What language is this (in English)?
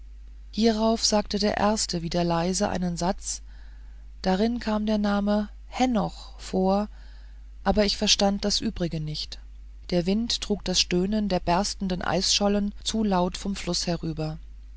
German